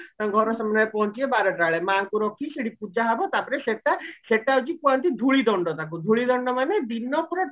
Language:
Odia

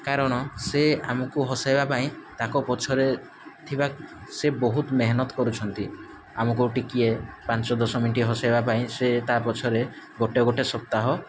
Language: Odia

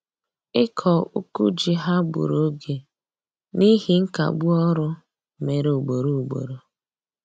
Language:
Igbo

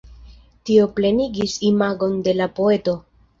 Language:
Esperanto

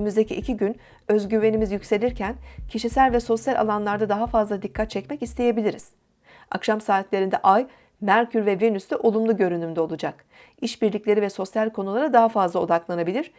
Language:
Turkish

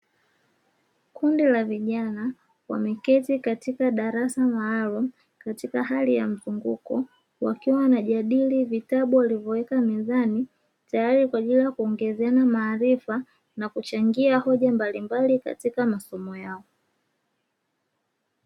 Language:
Swahili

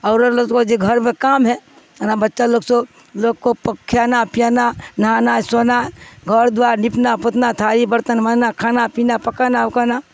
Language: Urdu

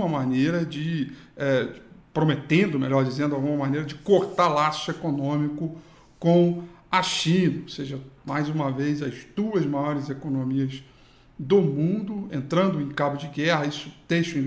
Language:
Portuguese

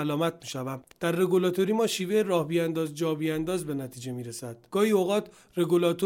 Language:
Persian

